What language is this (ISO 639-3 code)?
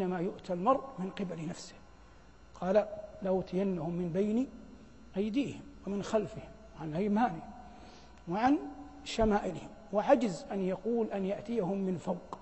ara